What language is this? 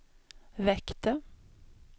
Swedish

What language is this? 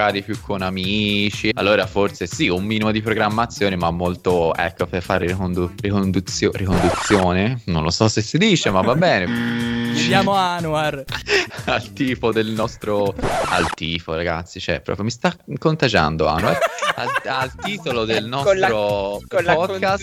Italian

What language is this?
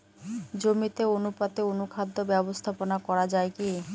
Bangla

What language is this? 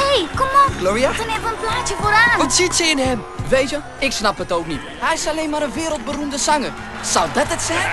Dutch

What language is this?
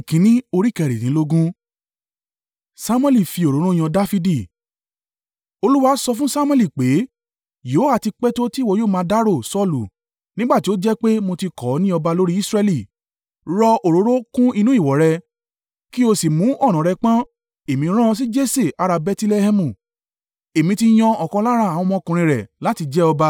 Yoruba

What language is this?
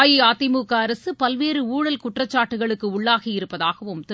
Tamil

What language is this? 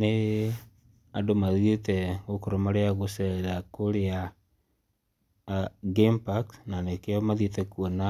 Kikuyu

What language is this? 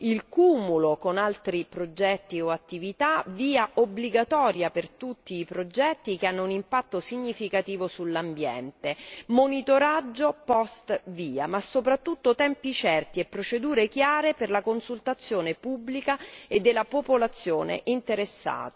Italian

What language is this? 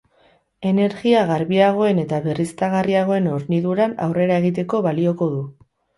Basque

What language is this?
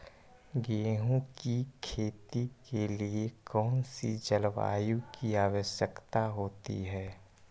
Magahi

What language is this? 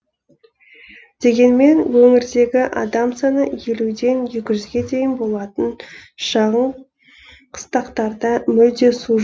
Kazakh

